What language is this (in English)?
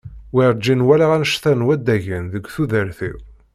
Kabyle